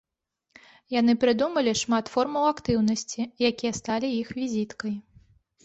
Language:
Belarusian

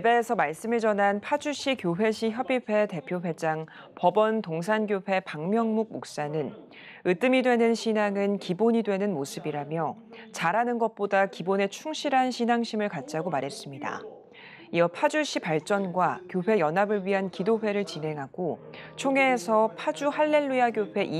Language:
Korean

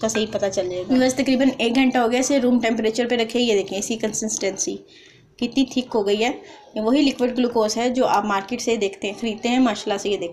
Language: Hindi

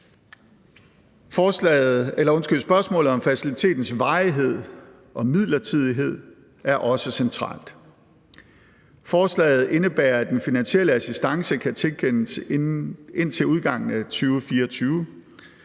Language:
Danish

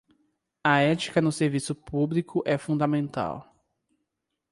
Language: Portuguese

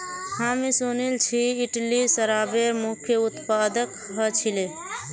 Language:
Magahi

